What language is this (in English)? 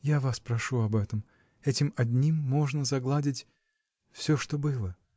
Russian